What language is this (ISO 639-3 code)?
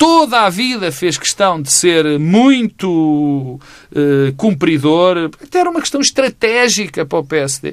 por